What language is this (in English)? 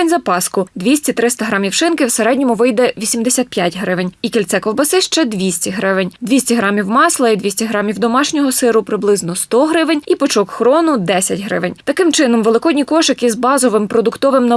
Ukrainian